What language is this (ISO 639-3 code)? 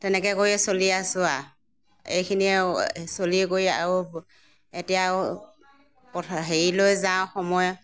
asm